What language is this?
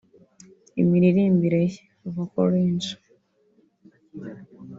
Kinyarwanda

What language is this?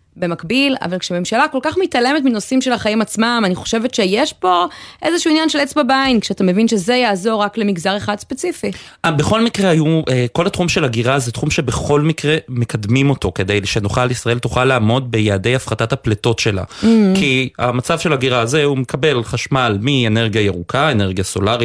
Hebrew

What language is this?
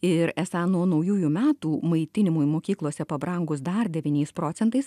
Lithuanian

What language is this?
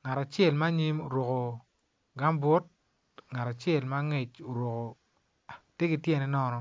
Acoli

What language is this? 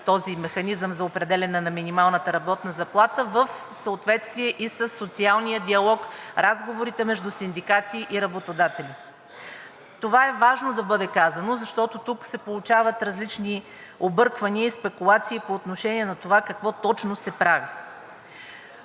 Bulgarian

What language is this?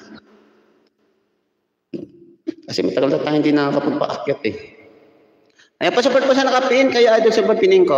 Filipino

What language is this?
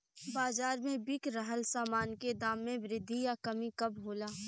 Bhojpuri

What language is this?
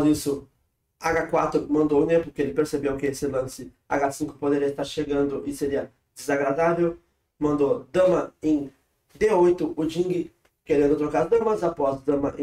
Portuguese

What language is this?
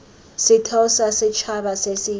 Tswana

